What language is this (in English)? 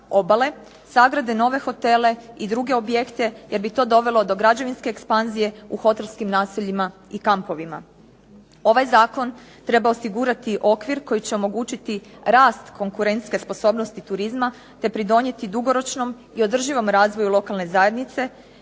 Croatian